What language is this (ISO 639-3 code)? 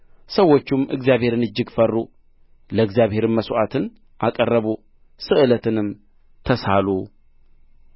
amh